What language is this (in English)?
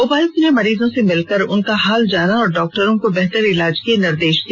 Hindi